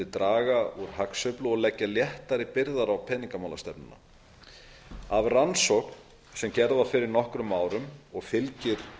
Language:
Icelandic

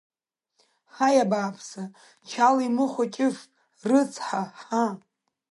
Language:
Abkhazian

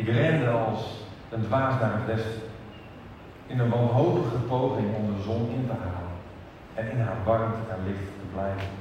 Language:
Dutch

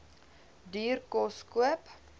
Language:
Afrikaans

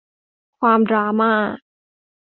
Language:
Thai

